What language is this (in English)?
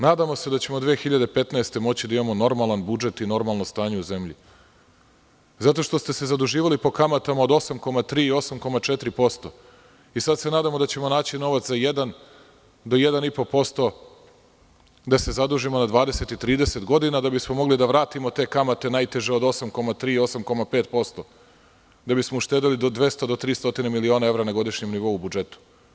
Serbian